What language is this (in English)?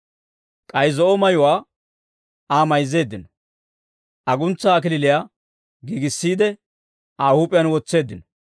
Dawro